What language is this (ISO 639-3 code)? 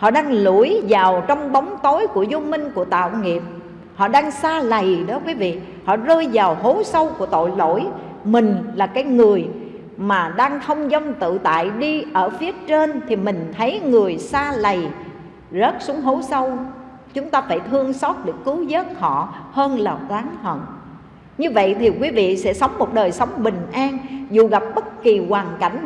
vie